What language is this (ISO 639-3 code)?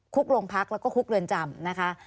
tha